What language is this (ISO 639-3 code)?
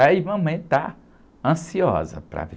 por